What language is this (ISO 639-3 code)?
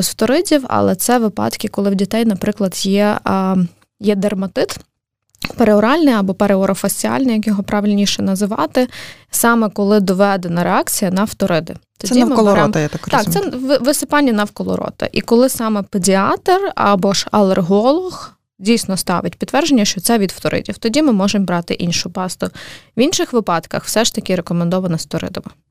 ukr